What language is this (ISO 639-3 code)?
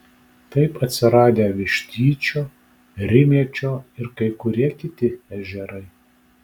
lit